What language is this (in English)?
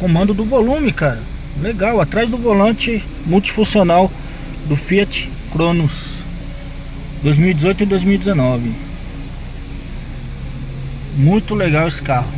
Portuguese